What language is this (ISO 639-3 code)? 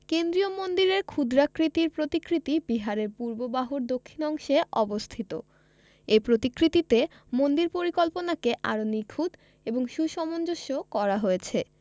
ben